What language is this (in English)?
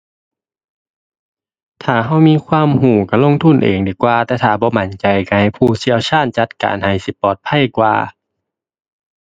Thai